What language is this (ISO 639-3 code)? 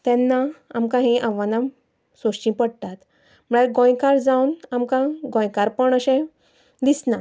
kok